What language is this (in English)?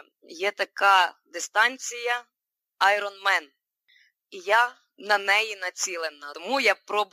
Ukrainian